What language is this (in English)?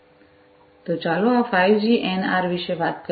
Gujarati